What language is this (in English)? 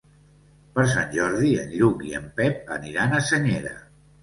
Catalan